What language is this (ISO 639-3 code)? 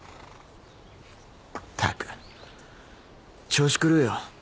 jpn